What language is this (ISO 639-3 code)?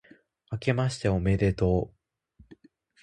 jpn